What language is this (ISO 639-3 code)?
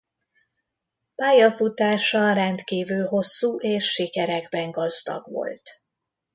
hun